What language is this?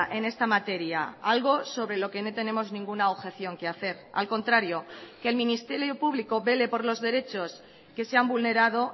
Spanish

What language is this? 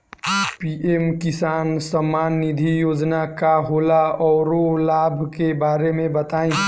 Bhojpuri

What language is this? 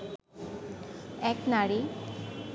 Bangla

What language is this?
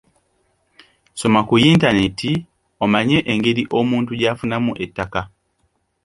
Ganda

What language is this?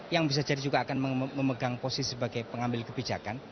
Indonesian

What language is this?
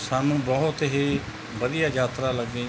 Punjabi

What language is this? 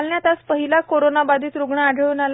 Marathi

